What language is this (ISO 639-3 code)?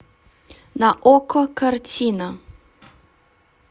rus